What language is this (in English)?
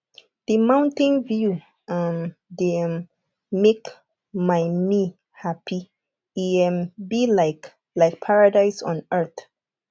Nigerian Pidgin